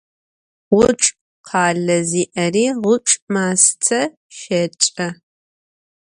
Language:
Adyghe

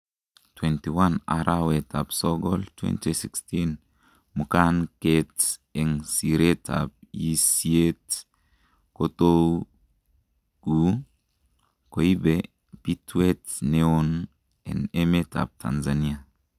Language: Kalenjin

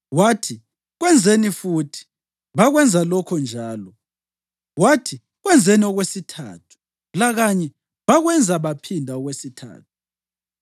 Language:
North Ndebele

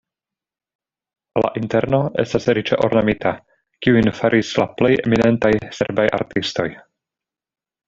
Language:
Esperanto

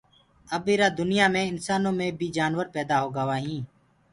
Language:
Gurgula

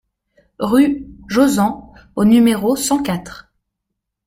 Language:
French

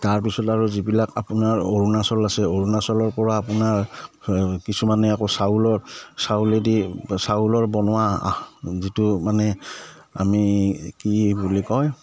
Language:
Assamese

